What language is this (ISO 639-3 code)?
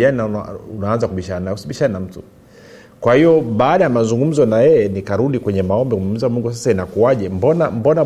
swa